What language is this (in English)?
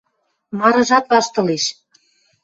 Western Mari